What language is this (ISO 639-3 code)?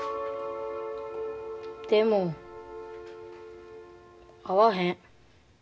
jpn